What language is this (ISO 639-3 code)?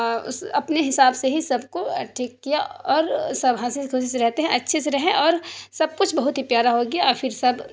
urd